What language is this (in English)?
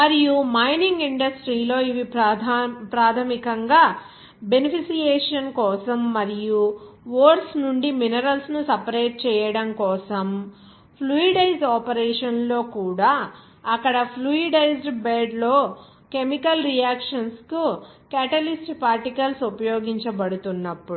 Telugu